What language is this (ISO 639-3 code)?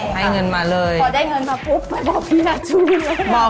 tha